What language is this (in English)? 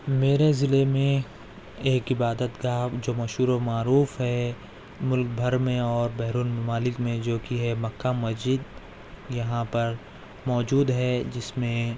Urdu